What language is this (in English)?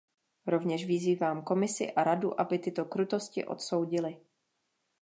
Czech